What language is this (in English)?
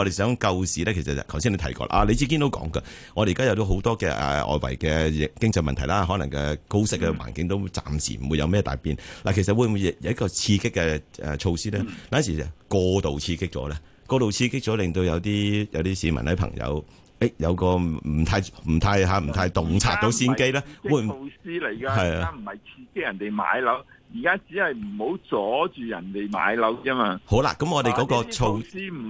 Chinese